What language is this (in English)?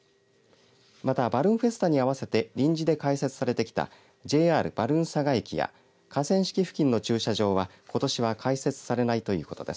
Japanese